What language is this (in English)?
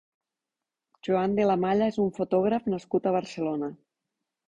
Catalan